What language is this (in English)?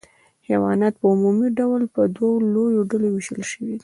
Pashto